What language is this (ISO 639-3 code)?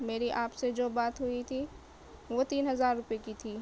urd